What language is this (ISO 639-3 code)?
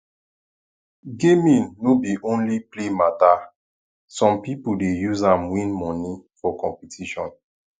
pcm